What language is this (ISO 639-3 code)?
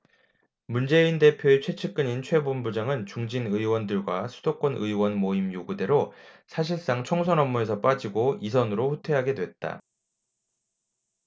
kor